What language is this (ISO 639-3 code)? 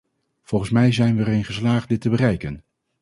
nld